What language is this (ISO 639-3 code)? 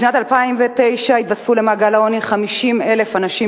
heb